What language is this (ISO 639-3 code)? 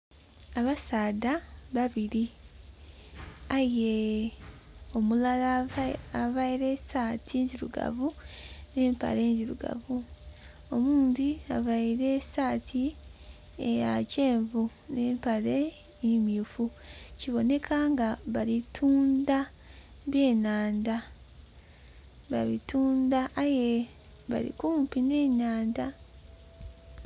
xog